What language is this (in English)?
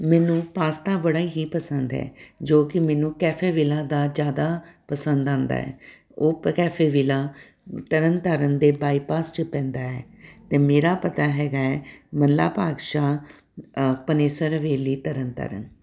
Punjabi